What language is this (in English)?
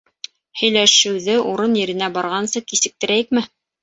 Bashkir